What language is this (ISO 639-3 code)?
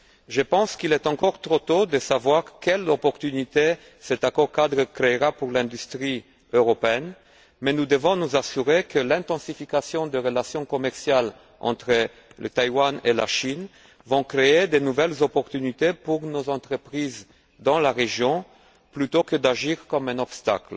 fra